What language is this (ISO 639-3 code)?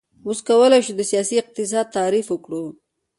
pus